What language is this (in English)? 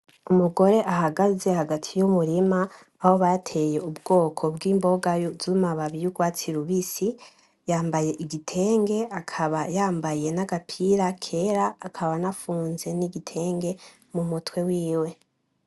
Rundi